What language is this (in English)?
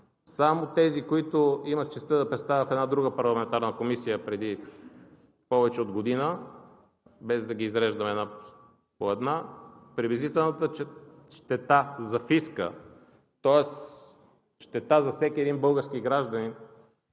Bulgarian